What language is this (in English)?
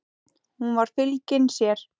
Icelandic